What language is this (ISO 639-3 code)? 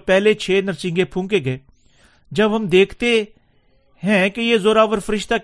urd